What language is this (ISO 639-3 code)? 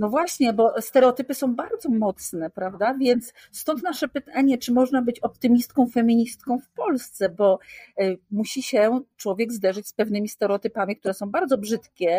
pol